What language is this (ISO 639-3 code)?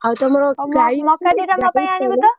ori